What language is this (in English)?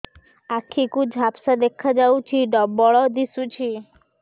Odia